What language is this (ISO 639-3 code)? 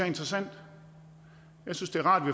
dan